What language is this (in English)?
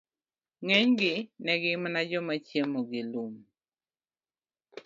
Luo (Kenya and Tanzania)